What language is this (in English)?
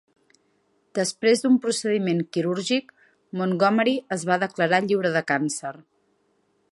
Catalan